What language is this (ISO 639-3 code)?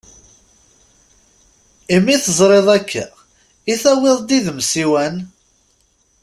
kab